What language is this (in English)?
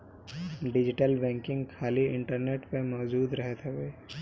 Bhojpuri